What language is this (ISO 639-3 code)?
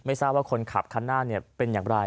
tha